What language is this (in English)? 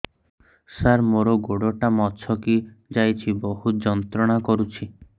Odia